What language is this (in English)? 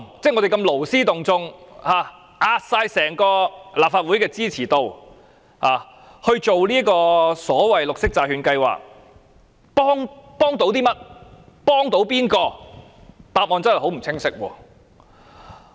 Cantonese